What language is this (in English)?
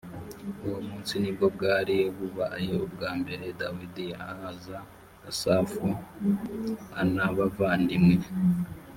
Kinyarwanda